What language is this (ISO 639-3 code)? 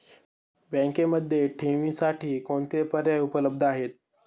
mar